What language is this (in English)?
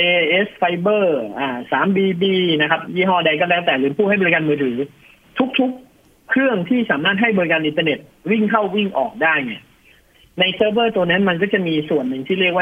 Thai